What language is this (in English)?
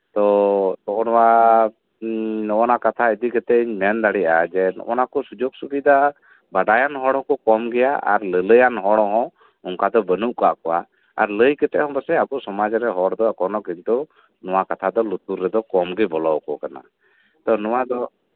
Santali